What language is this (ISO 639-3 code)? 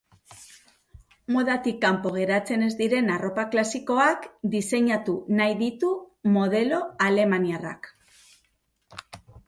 eus